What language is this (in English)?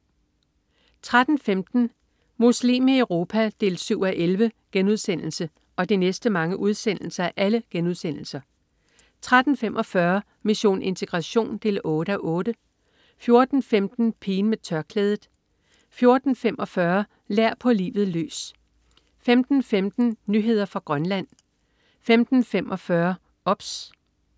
Danish